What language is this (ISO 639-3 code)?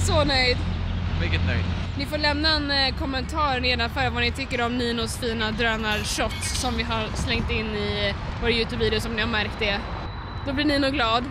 swe